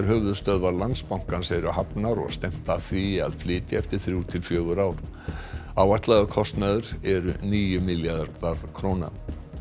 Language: Icelandic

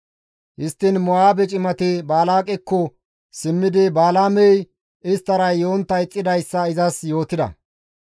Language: Gamo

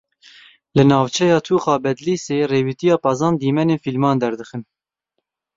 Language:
Kurdish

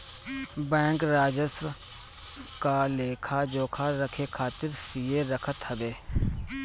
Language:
Bhojpuri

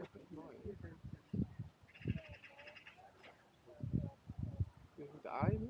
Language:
Dutch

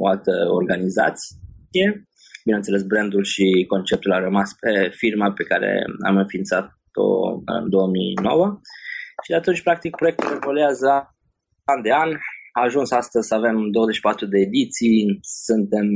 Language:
Romanian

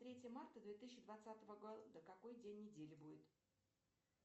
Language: Russian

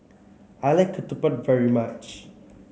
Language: English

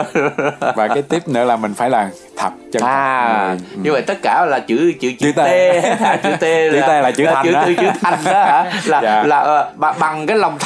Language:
Vietnamese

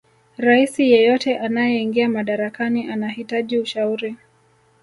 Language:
Swahili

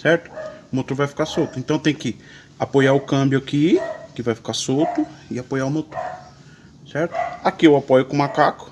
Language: Portuguese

